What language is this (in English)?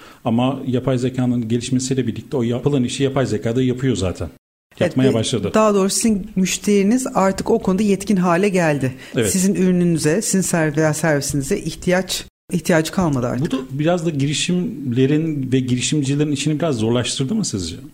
Turkish